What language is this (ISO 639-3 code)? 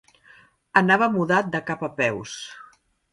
cat